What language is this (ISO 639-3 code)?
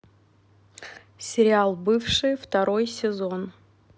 rus